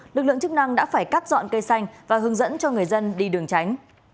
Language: Vietnamese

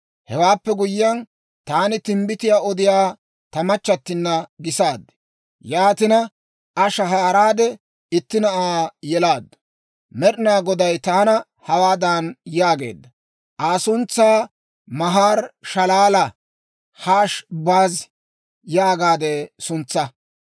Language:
Dawro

